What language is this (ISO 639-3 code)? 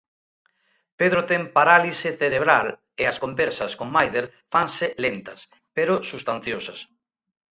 glg